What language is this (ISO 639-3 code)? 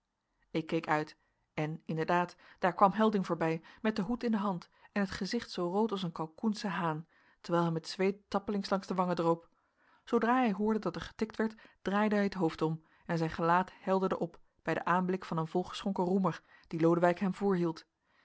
nld